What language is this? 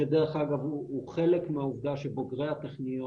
Hebrew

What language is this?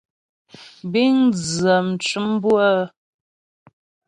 Ghomala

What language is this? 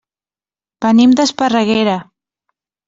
Catalan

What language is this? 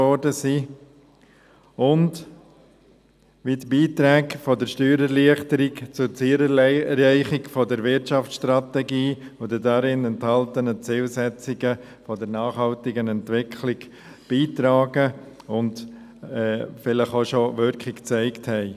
Swiss German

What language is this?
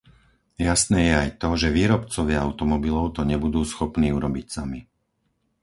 Slovak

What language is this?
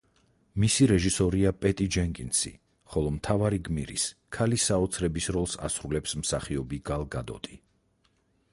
Georgian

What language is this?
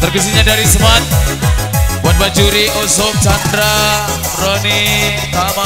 Indonesian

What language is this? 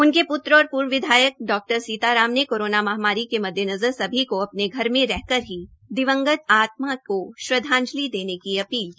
Hindi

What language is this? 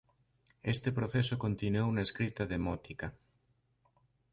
Galician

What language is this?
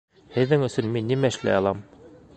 Bashkir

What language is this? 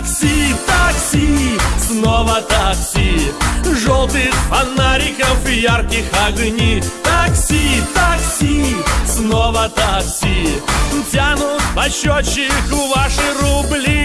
Russian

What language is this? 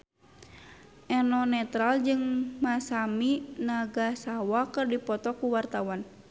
Sundanese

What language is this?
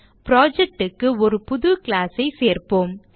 Tamil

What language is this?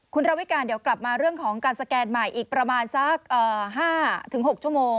Thai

